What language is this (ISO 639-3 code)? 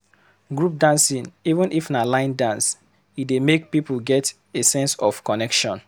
pcm